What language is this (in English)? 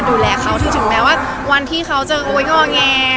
Thai